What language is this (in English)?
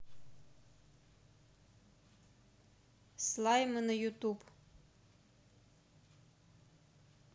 Russian